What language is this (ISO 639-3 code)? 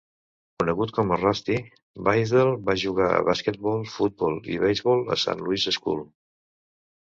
cat